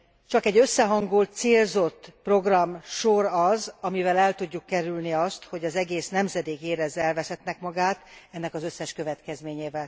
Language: Hungarian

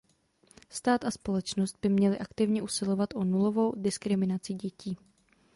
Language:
Czech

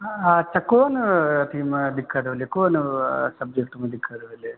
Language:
Maithili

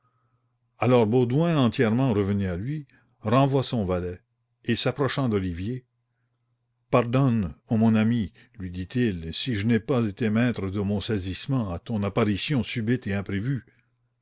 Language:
French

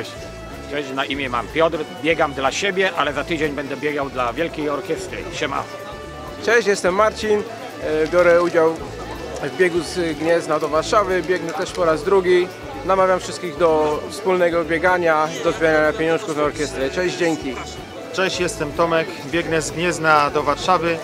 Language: Polish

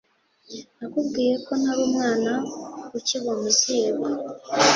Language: Kinyarwanda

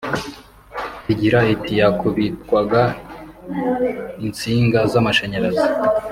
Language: Kinyarwanda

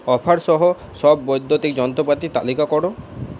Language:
Bangla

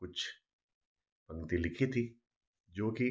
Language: Hindi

